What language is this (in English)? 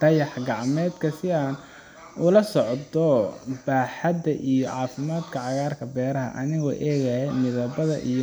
Somali